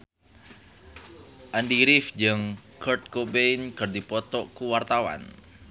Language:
Sundanese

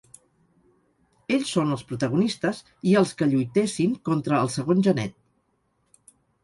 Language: Catalan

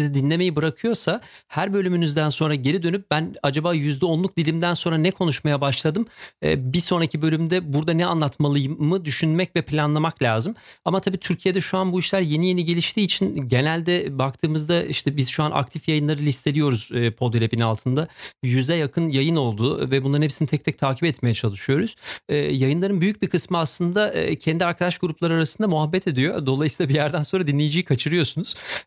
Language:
Turkish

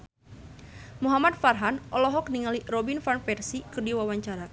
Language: Sundanese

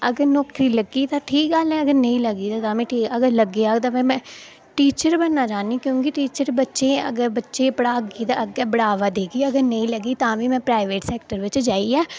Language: Dogri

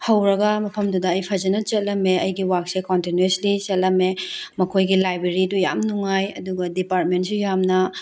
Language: Manipuri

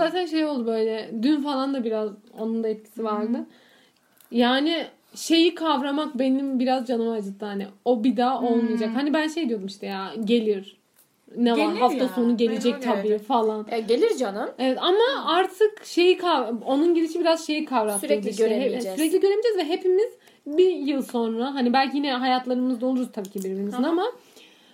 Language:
Turkish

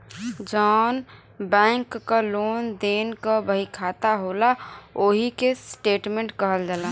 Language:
Bhojpuri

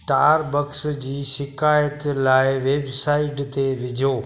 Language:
Sindhi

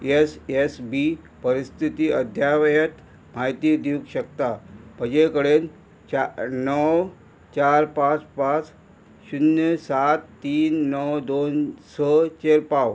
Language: Konkani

